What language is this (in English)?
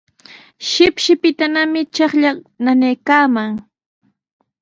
Sihuas Ancash Quechua